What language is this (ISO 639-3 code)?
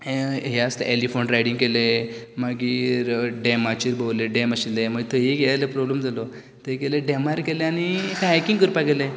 kok